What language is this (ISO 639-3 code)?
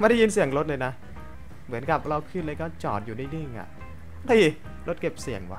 tha